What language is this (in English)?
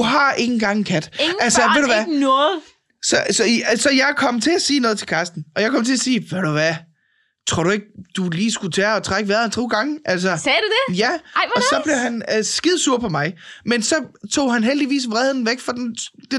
Danish